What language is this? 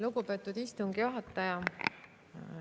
Estonian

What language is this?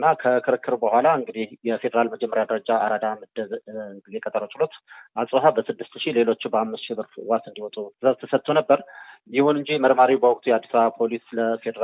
Indonesian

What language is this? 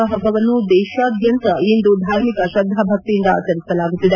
Kannada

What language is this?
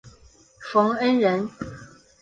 Chinese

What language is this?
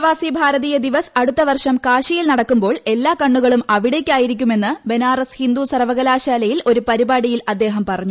Malayalam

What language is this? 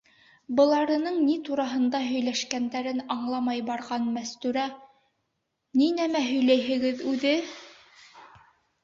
Bashkir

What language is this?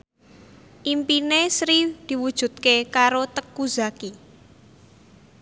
Javanese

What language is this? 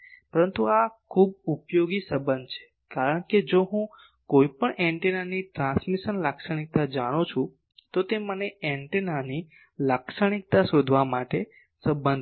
Gujarati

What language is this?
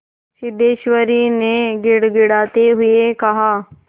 Hindi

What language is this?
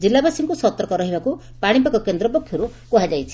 Odia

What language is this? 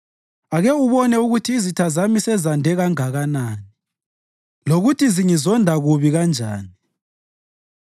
North Ndebele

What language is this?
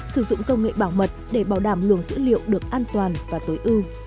Vietnamese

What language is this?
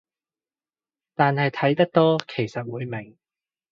Cantonese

